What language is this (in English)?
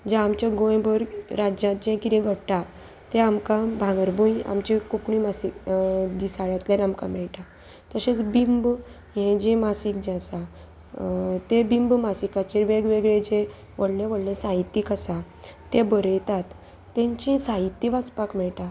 Konkani